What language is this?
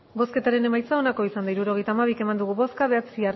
Basque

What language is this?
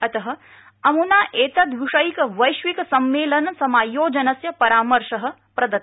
Sanskrit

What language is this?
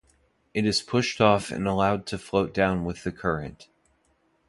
English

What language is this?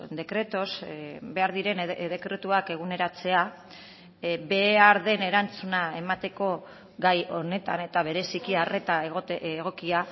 Basque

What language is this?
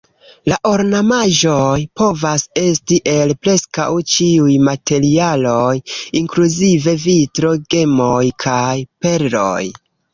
Esperanto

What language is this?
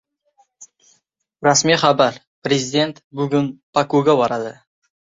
Uzbek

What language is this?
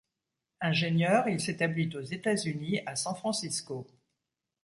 French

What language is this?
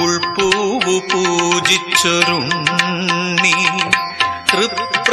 Romanian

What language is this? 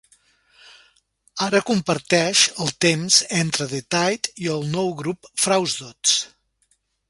Catalan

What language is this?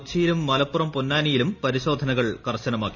Malayalam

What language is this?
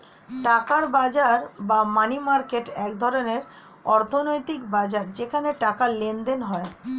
Bangla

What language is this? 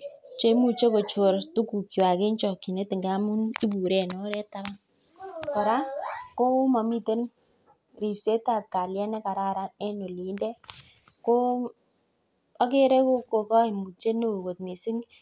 Kalenjin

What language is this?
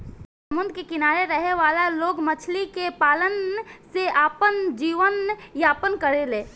Bhojpuri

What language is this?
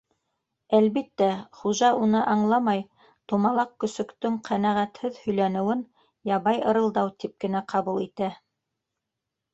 Bashkir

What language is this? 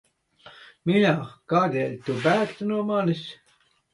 Latvian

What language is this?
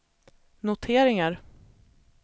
Swedish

